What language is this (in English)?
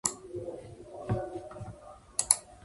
Japanese